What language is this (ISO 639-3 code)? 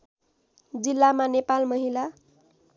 nep